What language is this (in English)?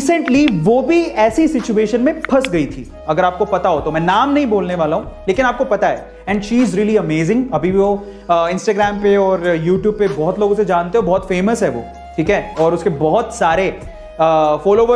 Hindi